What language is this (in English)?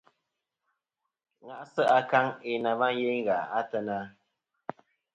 Kom